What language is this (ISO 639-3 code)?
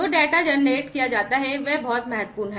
hin